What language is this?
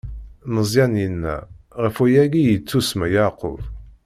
Kabyle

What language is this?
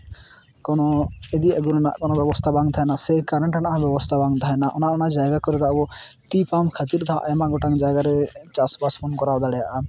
Santali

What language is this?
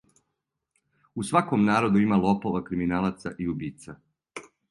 Serbian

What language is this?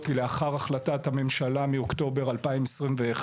Hebrew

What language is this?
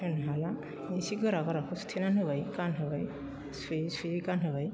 Bodo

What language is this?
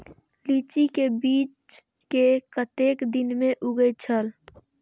Maithili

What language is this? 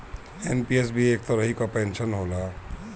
Bhojpuri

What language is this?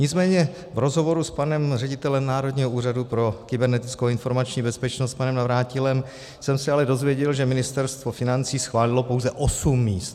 Czech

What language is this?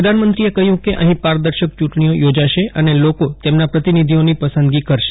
Gujarati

